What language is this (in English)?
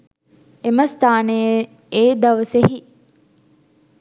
Sinhala